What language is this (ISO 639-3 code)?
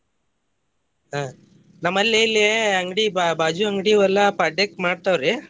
kan